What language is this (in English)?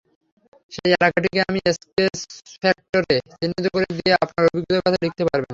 Bangla